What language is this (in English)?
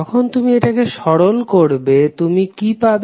Bangla